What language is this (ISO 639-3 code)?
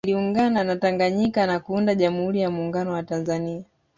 swa